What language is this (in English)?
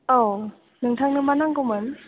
Bodo